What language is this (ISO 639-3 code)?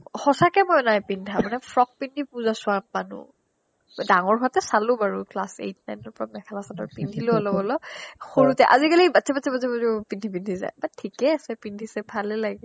asm